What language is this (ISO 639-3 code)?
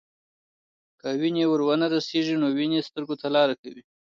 pus